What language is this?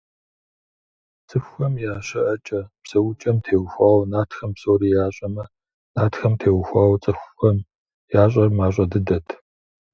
Kabardian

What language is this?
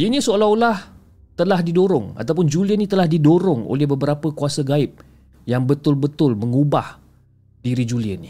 Malay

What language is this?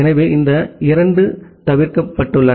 Tamil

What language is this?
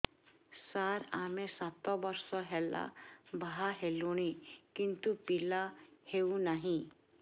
Odia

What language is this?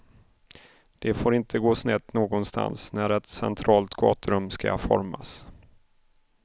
Swedish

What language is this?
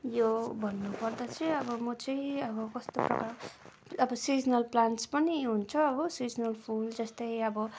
Nepali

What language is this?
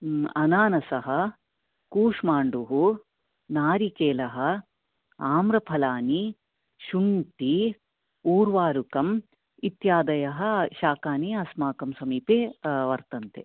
Sanskrit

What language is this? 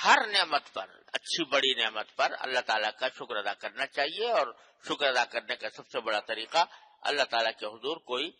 Hindi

